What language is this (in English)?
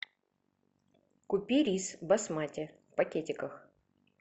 Russian